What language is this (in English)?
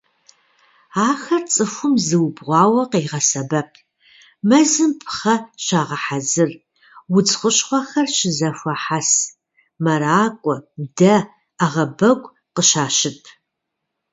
Kabardian